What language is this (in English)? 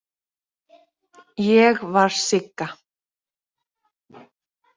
Icelandic